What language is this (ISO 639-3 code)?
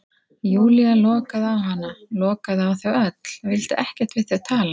isl